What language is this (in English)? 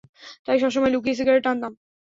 Bangla